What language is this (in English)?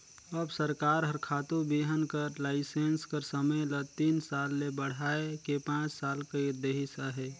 Chhattisgarhi